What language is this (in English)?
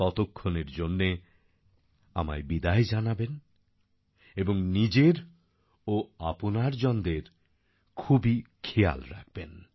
Bangla